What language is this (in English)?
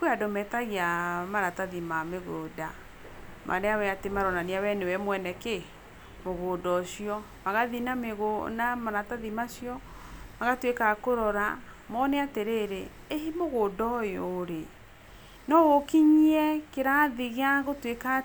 Kikuyu